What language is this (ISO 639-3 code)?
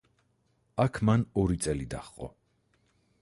kat